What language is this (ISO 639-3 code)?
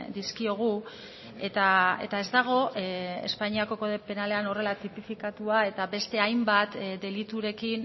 eus